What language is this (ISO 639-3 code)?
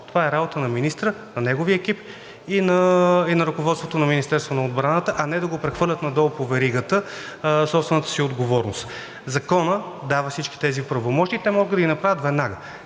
bul